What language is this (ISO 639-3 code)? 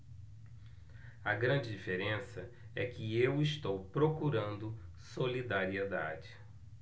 por